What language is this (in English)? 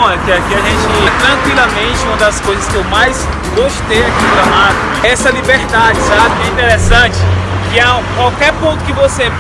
Portuguese